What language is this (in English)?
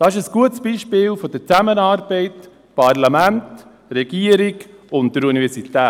Swiss German